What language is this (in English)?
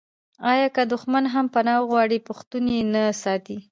Pashto